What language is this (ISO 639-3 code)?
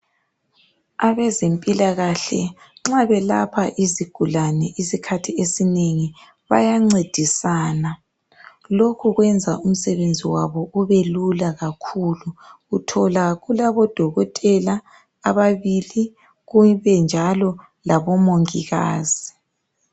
nde